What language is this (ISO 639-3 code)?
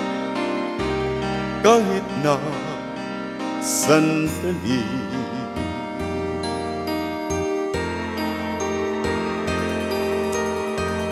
ara